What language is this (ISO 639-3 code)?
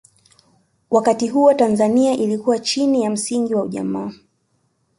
swa